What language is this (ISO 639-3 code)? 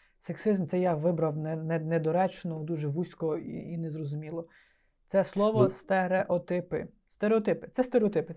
ukr